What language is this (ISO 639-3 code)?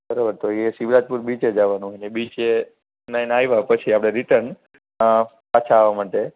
guj